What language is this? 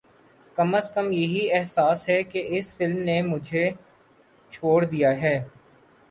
Urdu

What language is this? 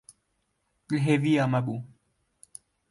Kurdish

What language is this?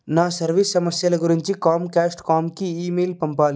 Telugu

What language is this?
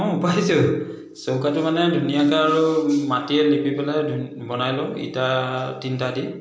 Assamese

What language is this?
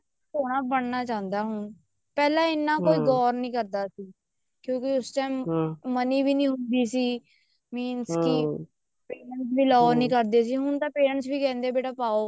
Punjabi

